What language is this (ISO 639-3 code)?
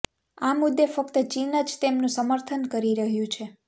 guj